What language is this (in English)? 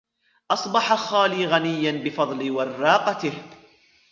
Arabic